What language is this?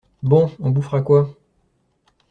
French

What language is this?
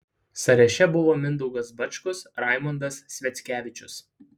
Lithuanian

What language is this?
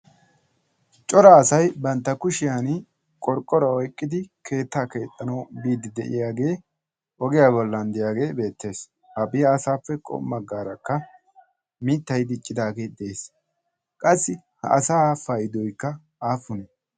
Wolaytta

